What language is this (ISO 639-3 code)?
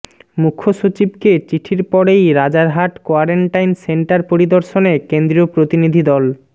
ben